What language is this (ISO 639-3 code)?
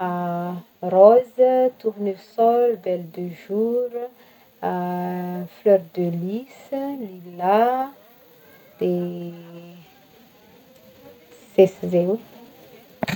bmm